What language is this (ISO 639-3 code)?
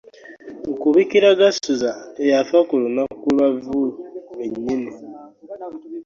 lug